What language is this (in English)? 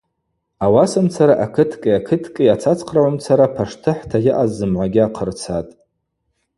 Abaza